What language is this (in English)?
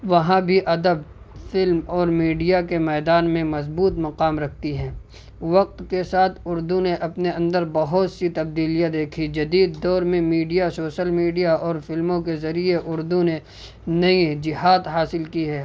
Urdu